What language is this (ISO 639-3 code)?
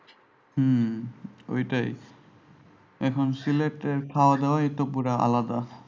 ben